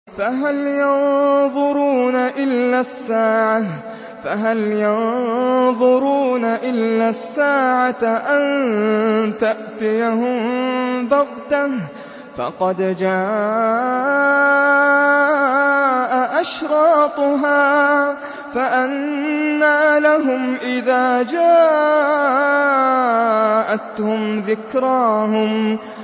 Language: Arabic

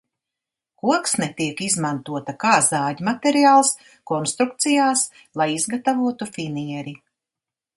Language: Latvian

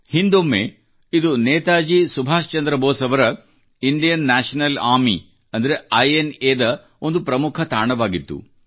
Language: Kannada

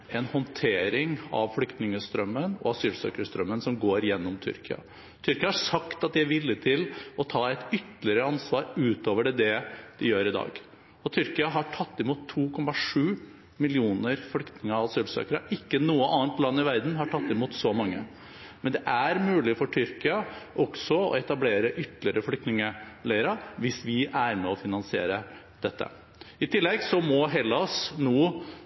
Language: Norwegian Bokmål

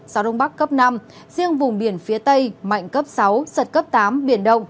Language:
Vietnamese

